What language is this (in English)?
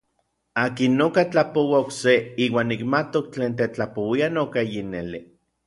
Orizaba Nahuatl